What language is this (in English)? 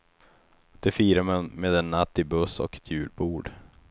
Swedish